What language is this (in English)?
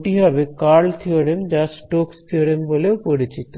Bangla